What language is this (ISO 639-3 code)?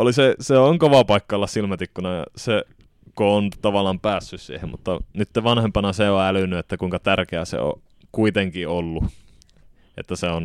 fin